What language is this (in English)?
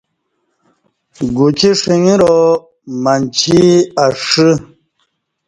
Kati